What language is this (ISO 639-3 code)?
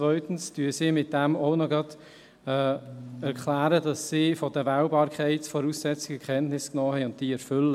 gsw